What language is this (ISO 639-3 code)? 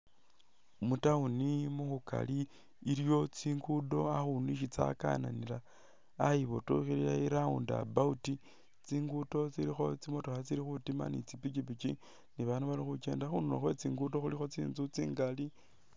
myx